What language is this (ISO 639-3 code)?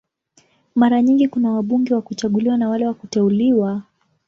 swa